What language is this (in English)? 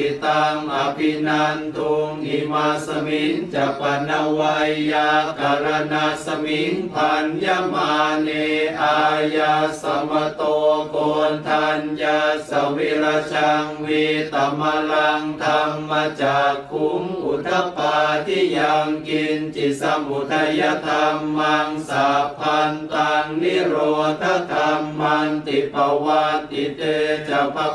Thai